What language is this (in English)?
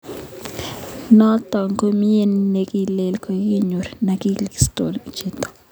Kalenjin